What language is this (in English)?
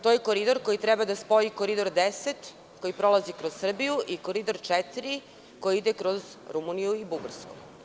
Serbian